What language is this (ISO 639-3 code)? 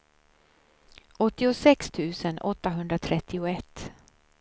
swe